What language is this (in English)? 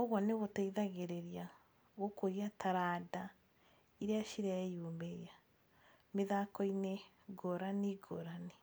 Kikuyu